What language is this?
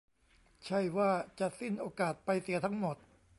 Thai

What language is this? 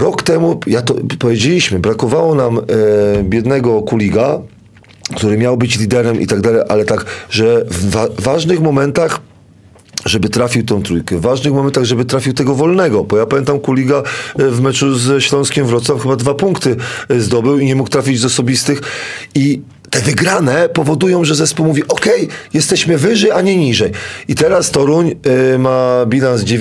Polish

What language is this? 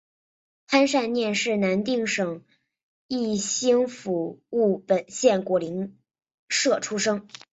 Chinese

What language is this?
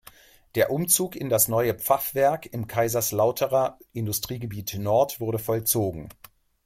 German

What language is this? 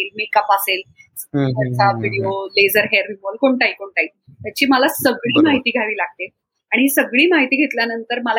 Marathi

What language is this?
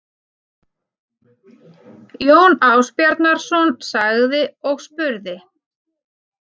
Icelandic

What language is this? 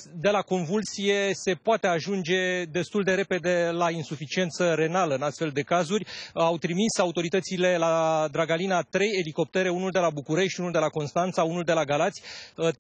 Romanian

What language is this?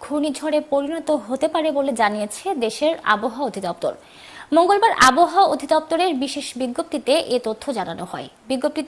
Indonesian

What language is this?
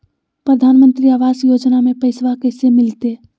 Magahi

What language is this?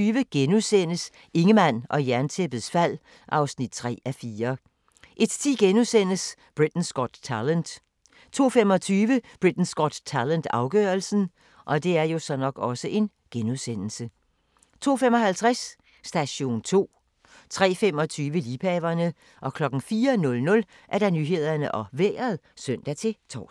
Danish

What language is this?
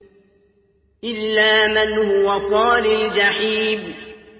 Arabic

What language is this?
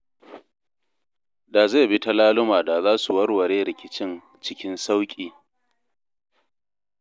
Hausa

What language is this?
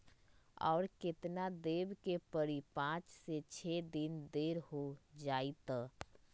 Magahi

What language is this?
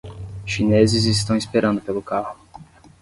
Portuguese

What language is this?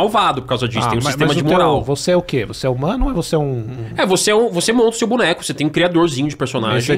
Portuguese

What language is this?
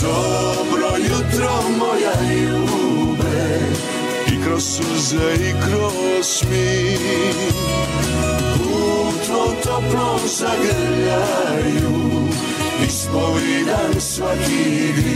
Croatian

